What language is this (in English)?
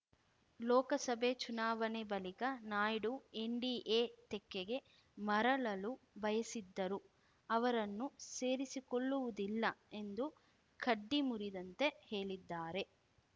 Kannada